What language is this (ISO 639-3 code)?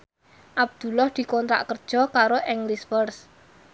jav